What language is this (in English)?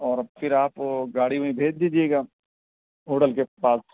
Urdu